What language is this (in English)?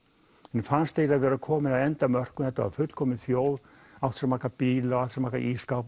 Icelandic